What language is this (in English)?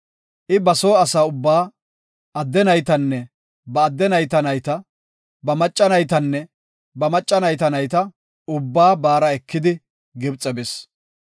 Gofa